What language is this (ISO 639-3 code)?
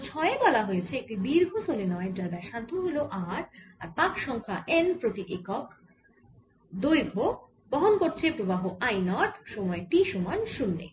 ben